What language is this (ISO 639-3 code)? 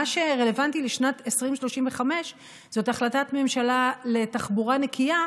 heb